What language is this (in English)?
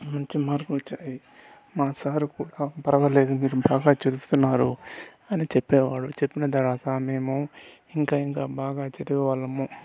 Telugu